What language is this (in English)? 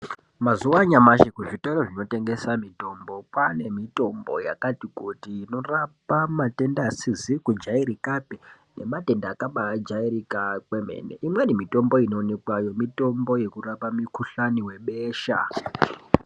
Ndau